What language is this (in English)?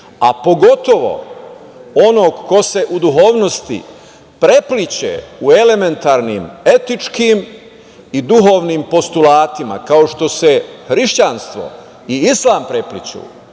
Serbian